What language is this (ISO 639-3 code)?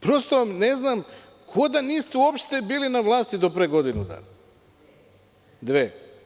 srp